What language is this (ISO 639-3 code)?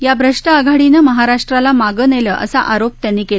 mar